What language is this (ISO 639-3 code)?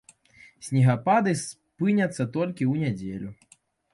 bel